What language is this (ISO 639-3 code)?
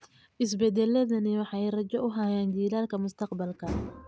som